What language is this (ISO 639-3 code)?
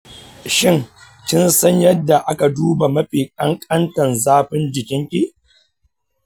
hau